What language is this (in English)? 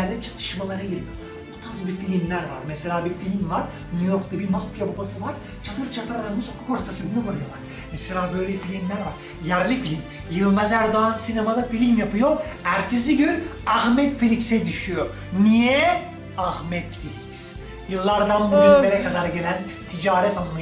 Turkish